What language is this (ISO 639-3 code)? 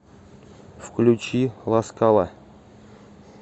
rus